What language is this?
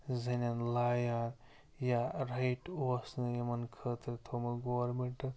Kashmiri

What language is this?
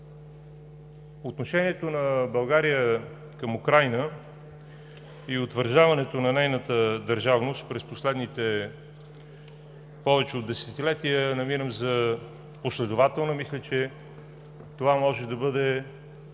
Bulgarian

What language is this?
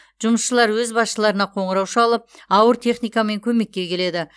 Kazakh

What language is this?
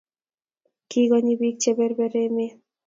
Kalenjin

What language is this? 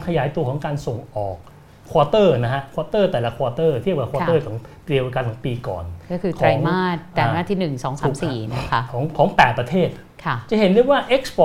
Thai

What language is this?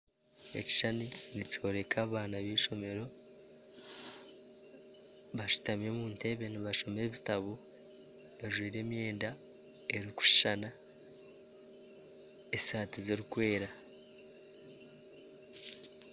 Nyankole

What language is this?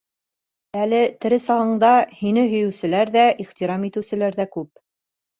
Bashkir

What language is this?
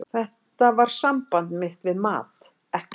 Icelandic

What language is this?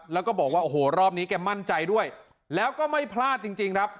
Thai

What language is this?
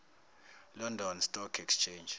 Zulu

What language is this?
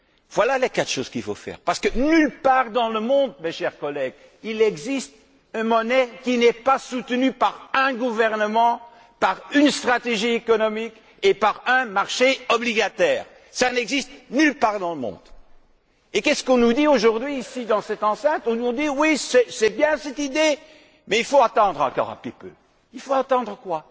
French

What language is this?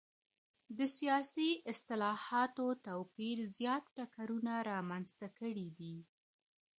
Pashto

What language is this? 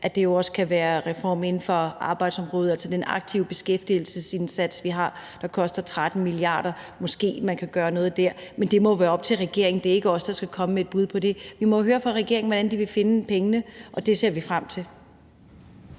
Danish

